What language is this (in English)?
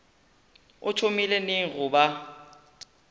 Northern Sotho